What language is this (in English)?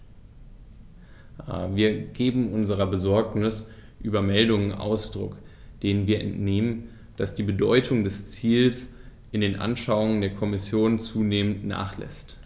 German